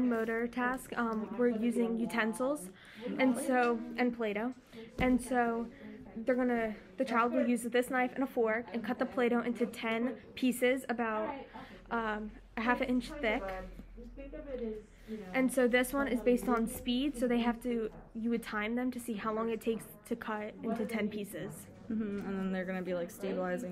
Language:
English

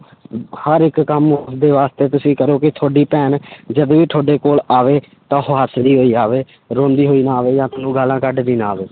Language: Punjabi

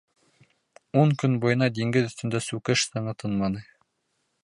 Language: Bashkir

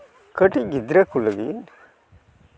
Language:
Santali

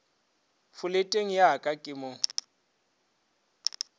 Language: Northern Sotho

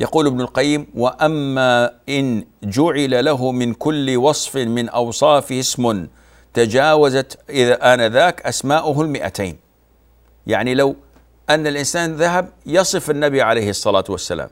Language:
Arabic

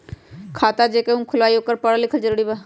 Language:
Magahi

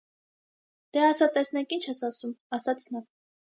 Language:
Armenian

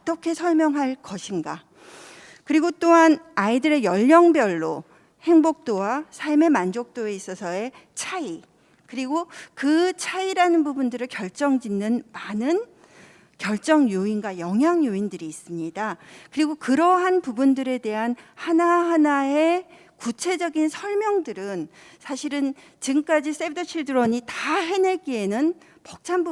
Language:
Korean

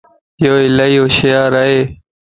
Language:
Lasi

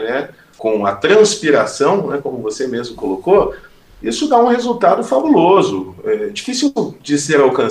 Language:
Portuguese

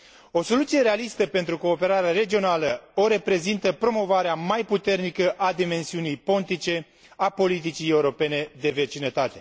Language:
Romanian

